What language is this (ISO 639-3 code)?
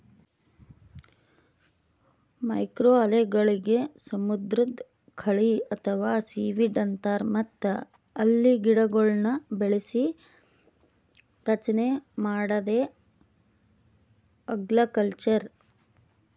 kan